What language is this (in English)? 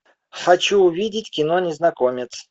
Russian